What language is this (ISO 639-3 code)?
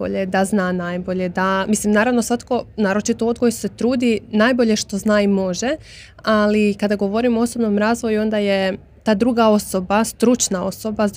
hrv